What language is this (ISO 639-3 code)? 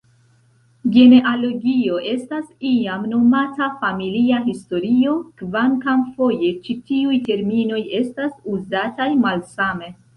epo